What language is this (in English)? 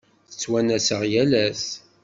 Kabyle